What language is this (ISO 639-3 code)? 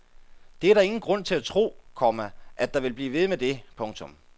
dan